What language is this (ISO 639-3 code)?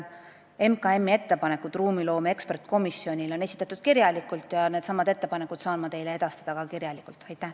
est